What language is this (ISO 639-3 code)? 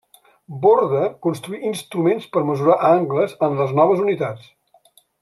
cat